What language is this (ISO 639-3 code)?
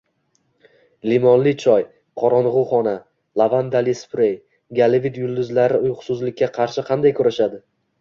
uzb